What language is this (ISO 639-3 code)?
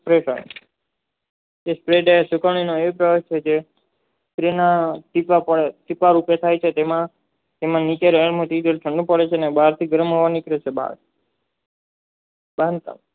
guj